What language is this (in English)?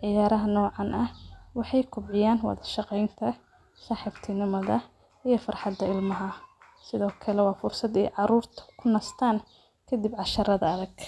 Somali